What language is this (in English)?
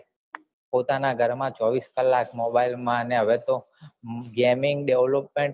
Gujarati